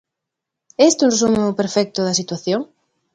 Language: Galician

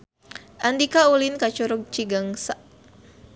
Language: Sundanese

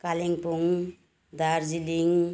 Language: Nepali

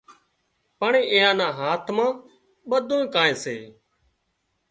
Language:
Wadiyara Koli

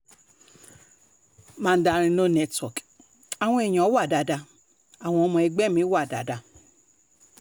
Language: Yoruba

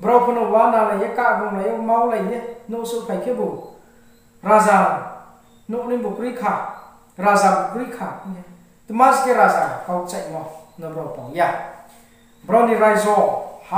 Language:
Korean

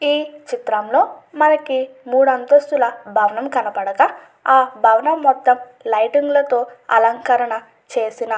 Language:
Telugu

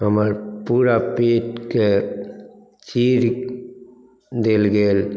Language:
Maithili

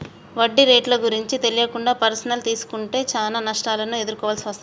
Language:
Telugu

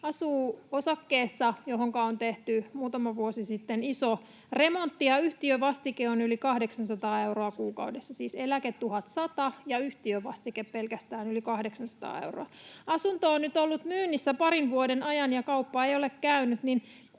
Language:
Finnish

